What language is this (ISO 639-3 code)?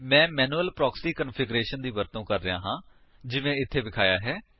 pan